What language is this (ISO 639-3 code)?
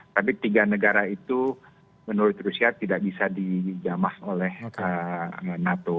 ind